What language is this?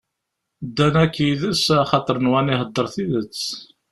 Kabyle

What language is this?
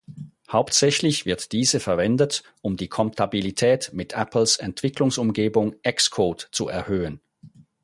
German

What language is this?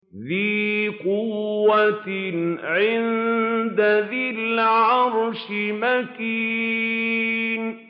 Arabic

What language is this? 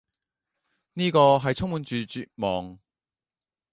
Cantonese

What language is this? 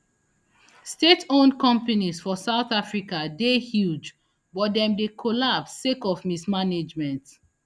Nigerian Pidgin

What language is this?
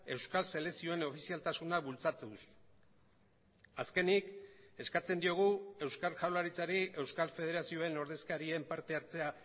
Basque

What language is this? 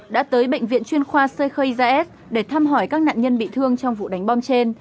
Vietnamese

